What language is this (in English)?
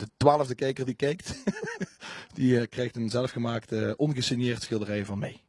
Dutch